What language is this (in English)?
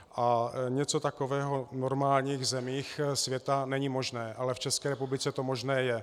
Czech